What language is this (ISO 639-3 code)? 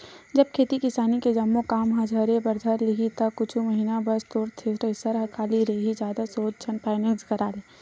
hne